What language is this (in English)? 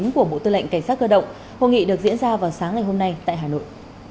Vietnamese